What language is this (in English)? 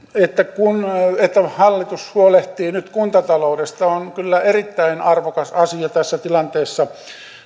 Finnish